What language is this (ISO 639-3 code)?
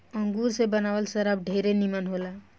bho